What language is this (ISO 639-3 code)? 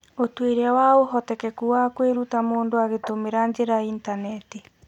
kik